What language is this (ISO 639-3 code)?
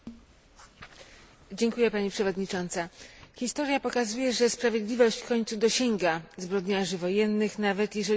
pol